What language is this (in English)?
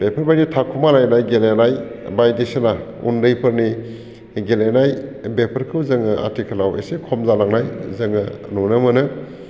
Bodo